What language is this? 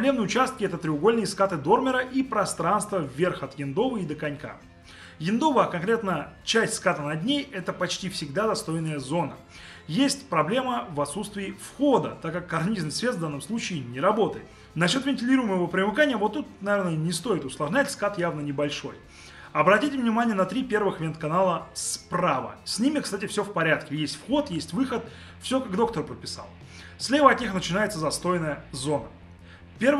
Russian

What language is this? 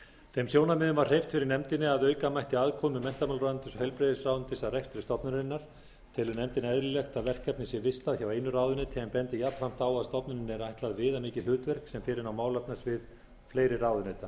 Icelandic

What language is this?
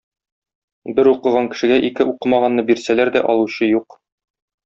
Tatar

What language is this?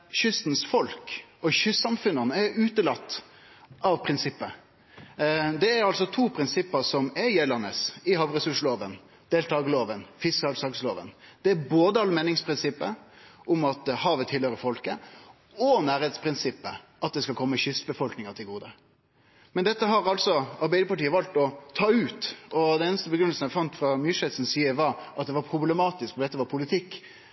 Norwegian Nynorsk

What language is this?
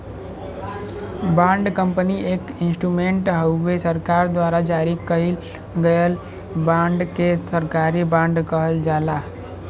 Bhojpuri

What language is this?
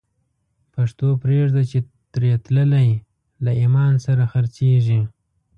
Pashto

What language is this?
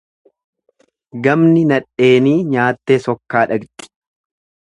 Oromo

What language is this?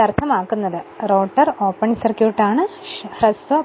Malayalam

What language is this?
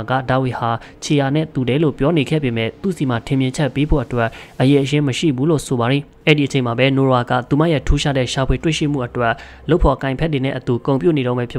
Thai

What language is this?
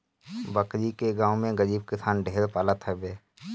Bhojpuri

